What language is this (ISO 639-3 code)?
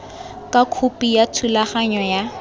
tsn